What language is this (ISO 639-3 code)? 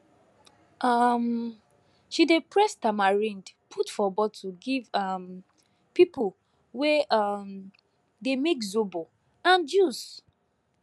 pcm